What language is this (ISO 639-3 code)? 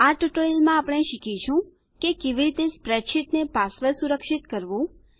guj